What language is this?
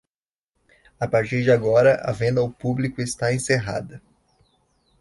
Portuguese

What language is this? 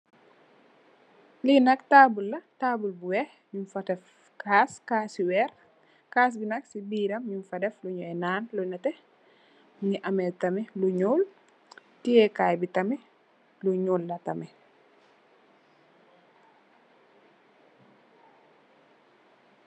Wolof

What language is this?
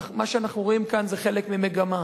Hebrew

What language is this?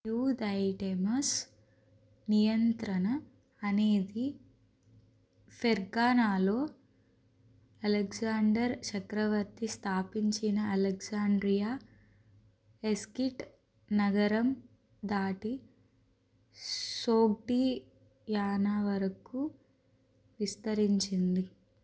Telugu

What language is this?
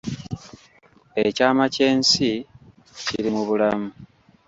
Ganda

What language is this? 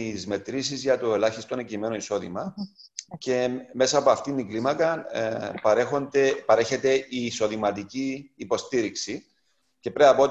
Greek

